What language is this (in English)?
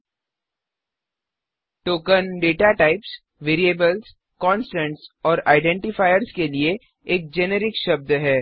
Hindi